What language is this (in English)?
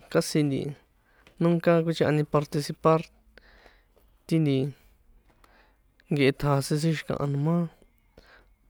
San Juan Atzingo Popoloca